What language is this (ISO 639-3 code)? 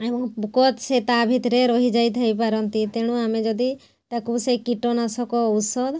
ori